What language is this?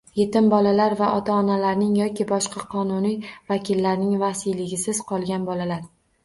Uzbek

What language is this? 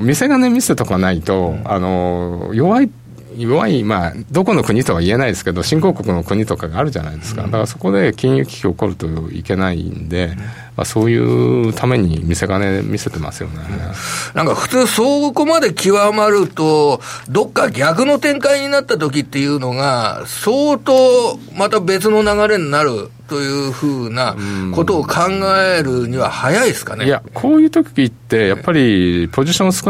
Japanese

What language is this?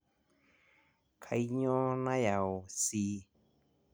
Masai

